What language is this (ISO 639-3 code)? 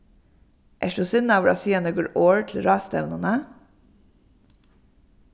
fao